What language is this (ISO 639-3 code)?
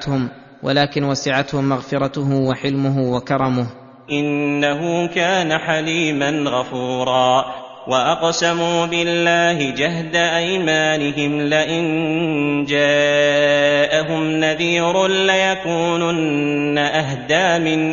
ara